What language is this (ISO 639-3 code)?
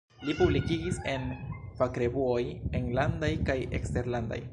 epo